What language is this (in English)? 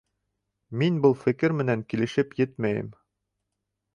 Bashkir